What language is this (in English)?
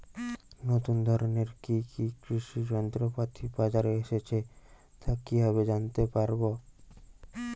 Bangla